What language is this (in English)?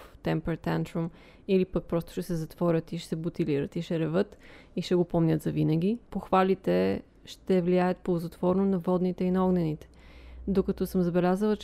Bulgarian